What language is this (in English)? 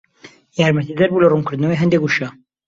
Central Kurdish